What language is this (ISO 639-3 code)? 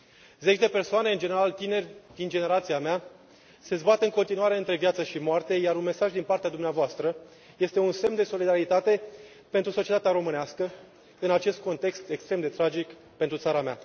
ron